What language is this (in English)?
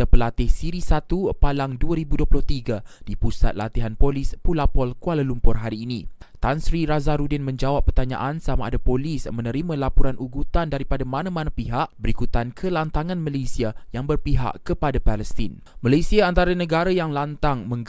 Malay